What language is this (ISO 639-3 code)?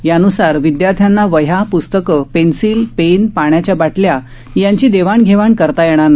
mar